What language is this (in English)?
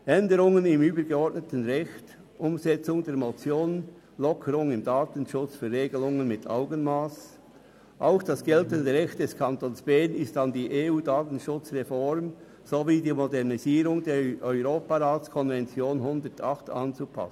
Swiss German